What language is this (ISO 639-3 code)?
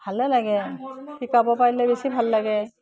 asm